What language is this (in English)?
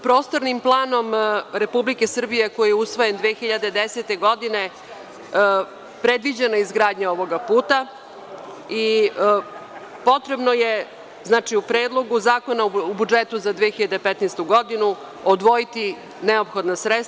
Serbian